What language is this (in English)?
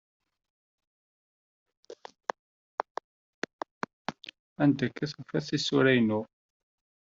Kabyle